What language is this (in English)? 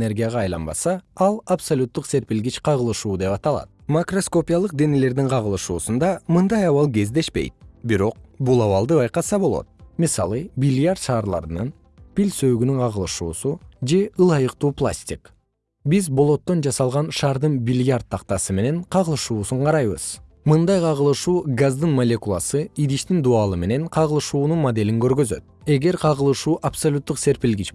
Kyrgyz